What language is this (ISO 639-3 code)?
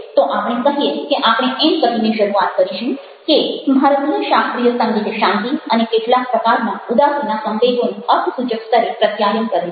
guj